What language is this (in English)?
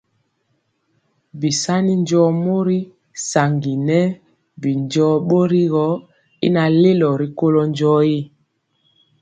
Mpiemo